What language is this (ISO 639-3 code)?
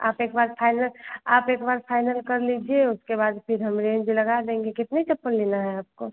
hin